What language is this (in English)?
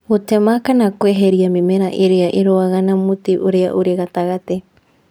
Kikuyu